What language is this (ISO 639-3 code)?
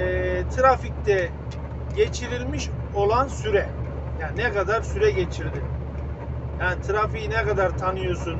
tur